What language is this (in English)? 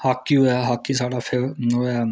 Dogri